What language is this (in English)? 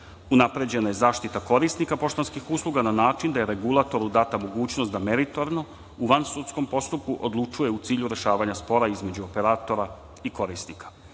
Serbian